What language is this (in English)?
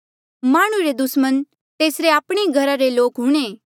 Mandeali